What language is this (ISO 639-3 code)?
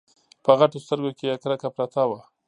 pus